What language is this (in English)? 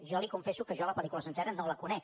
Catalan